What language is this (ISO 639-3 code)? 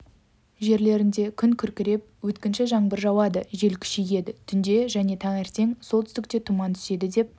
kaz